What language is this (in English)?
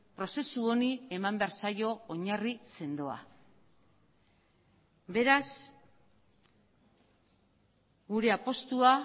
Basque